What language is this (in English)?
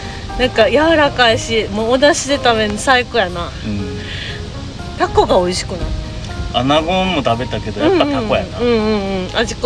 Japanese